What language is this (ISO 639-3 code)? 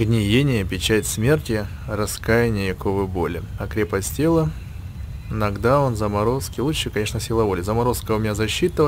rus